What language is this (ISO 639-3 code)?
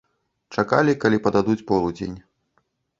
bel